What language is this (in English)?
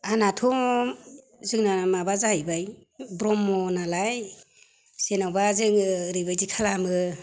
Bodo